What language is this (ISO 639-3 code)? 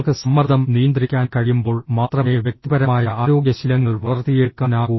mal